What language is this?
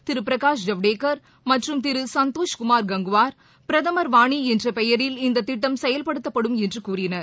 Tamil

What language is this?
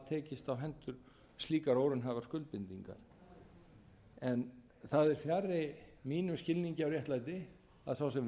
Icelandic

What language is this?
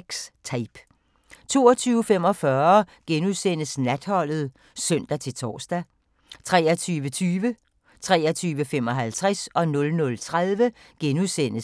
Danish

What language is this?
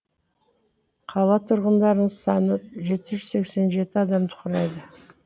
Kazakh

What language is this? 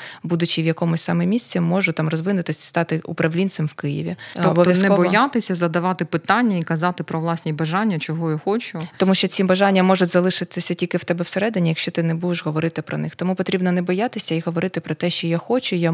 Ukrainian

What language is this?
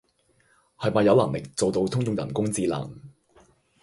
Cantonese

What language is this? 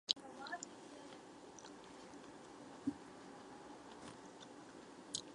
Chinese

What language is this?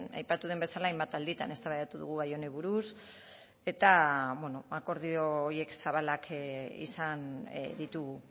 Basque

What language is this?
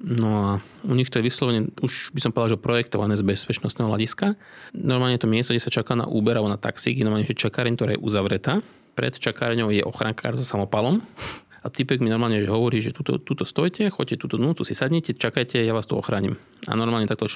Slovak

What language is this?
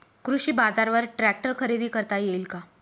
Marathi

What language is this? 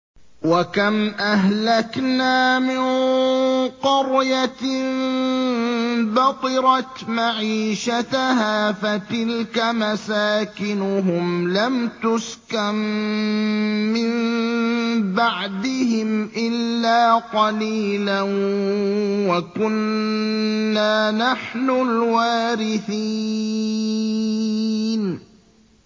Arabic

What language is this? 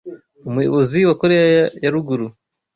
Kinyarwanda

